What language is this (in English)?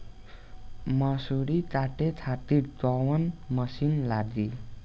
Bhojpuri